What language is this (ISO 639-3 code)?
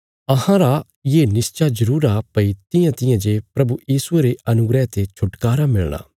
kfs